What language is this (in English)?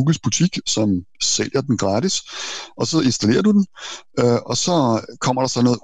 Danish